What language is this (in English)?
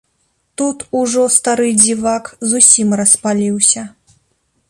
Belarusian